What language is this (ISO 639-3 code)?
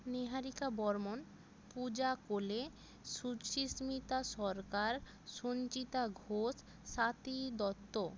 ben